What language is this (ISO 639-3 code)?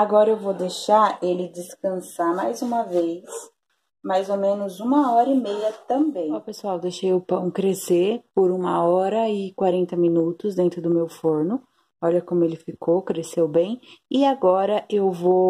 por